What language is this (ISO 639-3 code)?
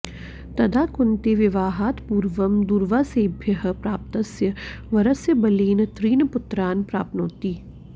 san